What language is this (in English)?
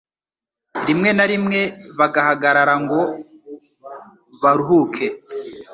Kinyarwanda